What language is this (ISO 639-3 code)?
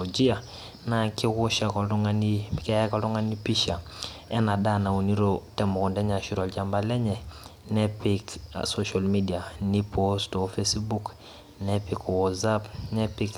mas